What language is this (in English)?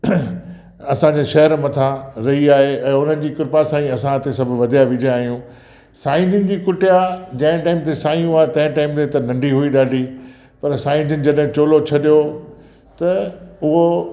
Sindhi